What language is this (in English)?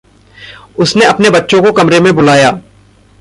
Hindi